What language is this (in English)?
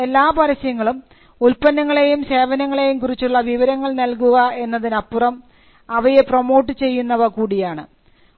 Malayalam